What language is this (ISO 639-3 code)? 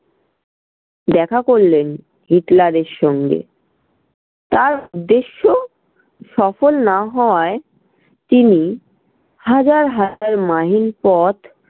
ben